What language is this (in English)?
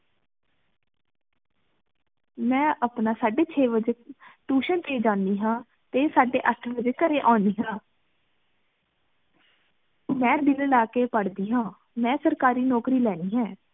Punjabi